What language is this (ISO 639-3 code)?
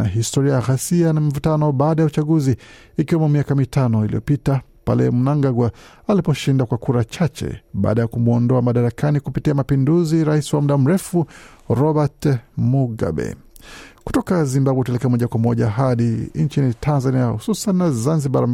swa